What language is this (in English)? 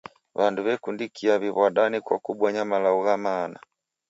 Taita